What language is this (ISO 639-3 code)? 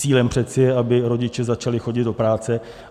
ces